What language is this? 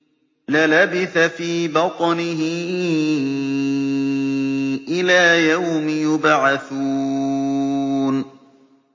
Arabic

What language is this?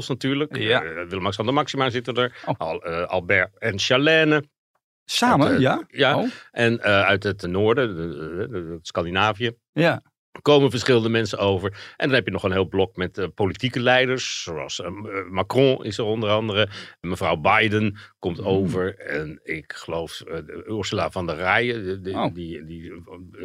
Dutch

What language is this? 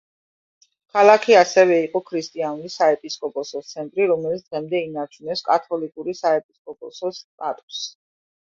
Georgian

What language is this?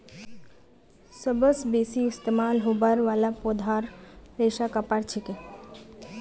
Magahi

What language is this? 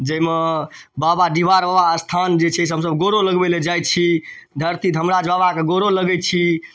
Maithili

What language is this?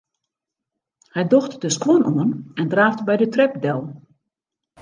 Western Frisian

